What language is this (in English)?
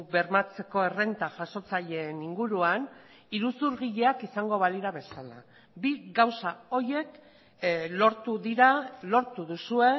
Basque